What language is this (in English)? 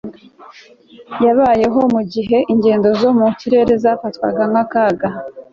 Kinyarwanda